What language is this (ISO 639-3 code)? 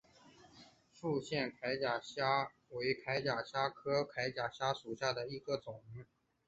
zho